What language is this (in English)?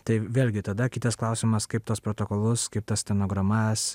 Lithuanian